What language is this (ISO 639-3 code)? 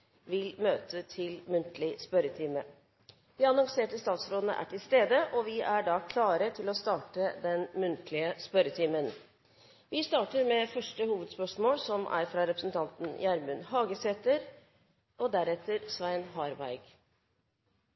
nor